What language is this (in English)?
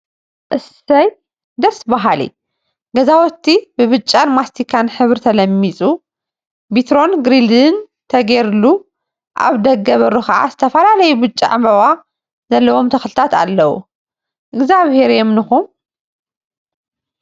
Tigrinya